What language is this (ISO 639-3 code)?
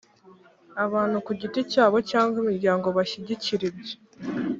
kin